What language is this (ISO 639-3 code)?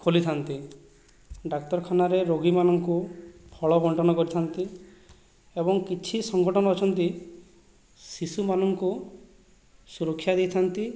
ori